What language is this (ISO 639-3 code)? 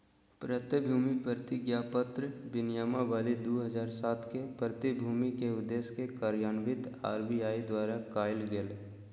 mag